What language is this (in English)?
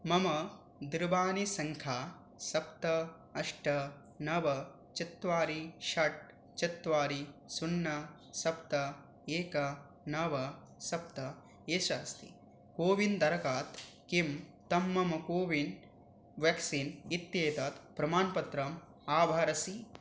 Sanskrit